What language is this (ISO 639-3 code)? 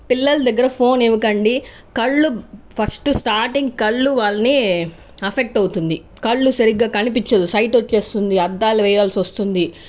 tel